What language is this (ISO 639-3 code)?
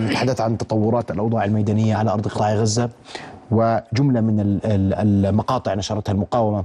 ara